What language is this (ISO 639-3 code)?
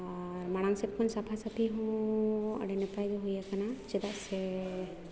sat